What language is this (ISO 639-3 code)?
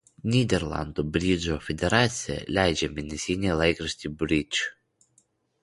lit